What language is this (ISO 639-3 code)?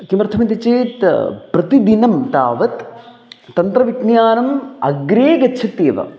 san